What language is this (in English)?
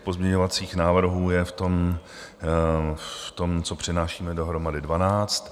Czech